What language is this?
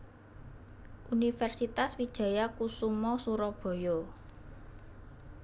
Javanese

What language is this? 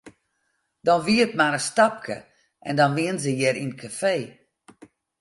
Western Frisian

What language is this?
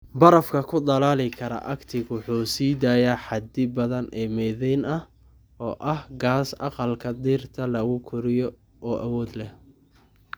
Somali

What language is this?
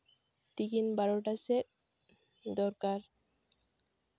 Santali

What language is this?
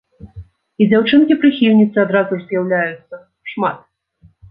Belarusian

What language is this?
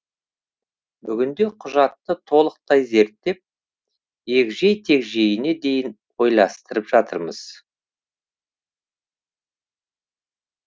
Kazakh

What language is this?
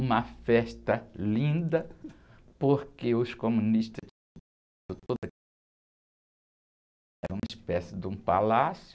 Portuguese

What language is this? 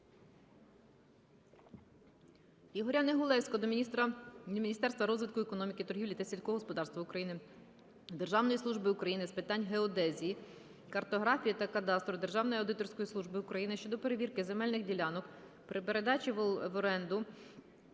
Ukrainian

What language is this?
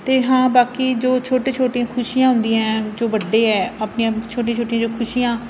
Punjabi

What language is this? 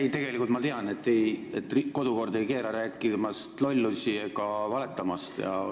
Estonian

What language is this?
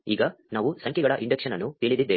Kannada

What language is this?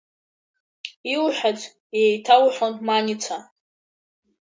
Abkhazian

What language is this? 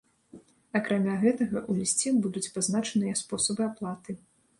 Belarusian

